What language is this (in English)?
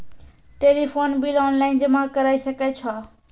Maithili